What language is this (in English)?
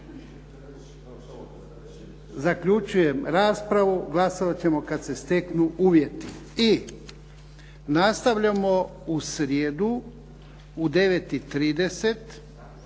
Croatian